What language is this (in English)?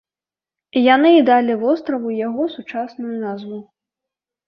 Belarusian